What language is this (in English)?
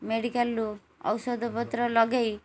Odia